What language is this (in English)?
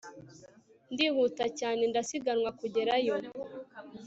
Kinyarwanda